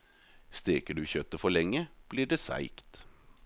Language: Norwegian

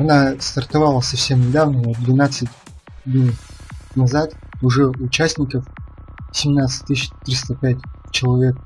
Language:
Russian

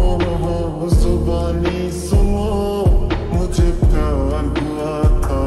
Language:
Arabic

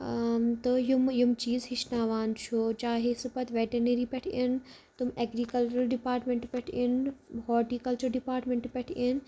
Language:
Kashmiri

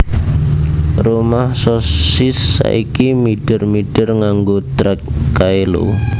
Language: Javanese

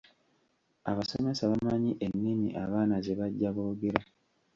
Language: Ganda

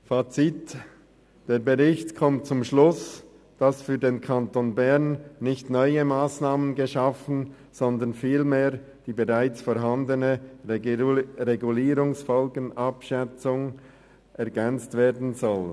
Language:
Swiss German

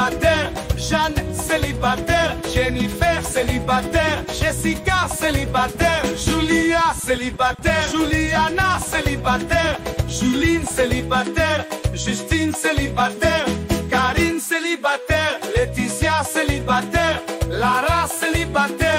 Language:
Hebrew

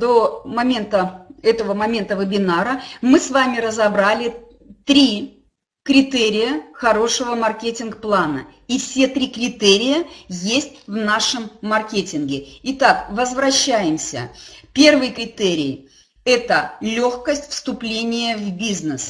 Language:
Russian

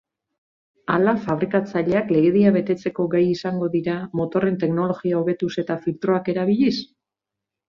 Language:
Basque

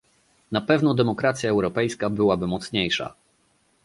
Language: Polish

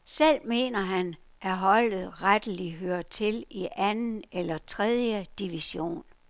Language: Danish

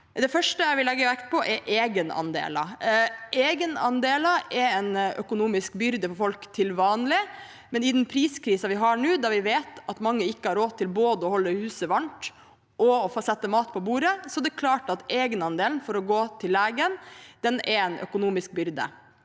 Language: Norwegian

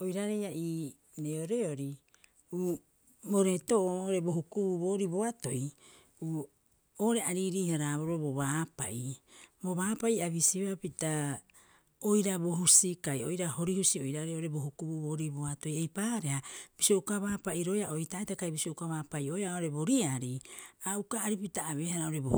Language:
Rapoisi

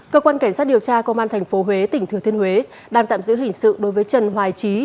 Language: Vietnamese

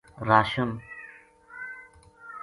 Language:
Gujari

